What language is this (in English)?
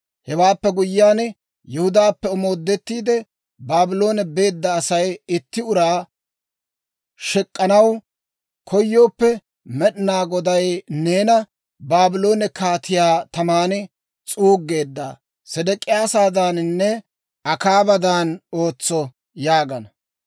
Dawro